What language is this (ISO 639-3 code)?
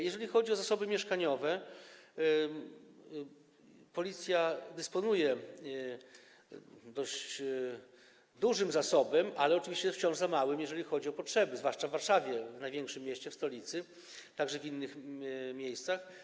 pol